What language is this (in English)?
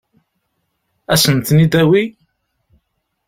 Kabyle